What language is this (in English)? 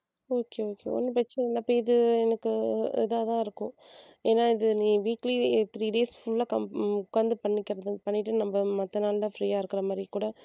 Tamil